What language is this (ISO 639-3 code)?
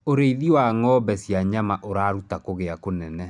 kik